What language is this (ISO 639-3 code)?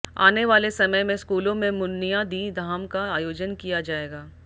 hin